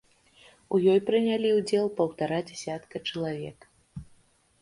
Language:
Belarusian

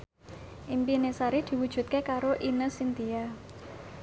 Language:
Javanese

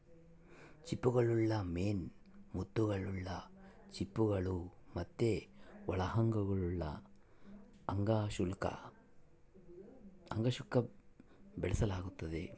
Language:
Kannada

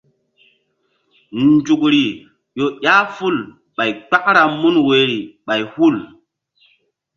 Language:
Mbum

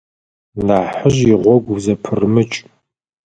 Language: Adyghe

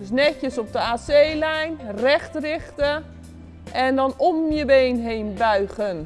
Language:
Dutch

